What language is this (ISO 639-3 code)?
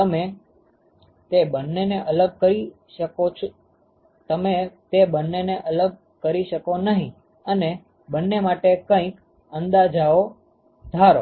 guj